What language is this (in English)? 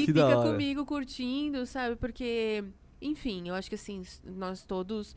Portuguese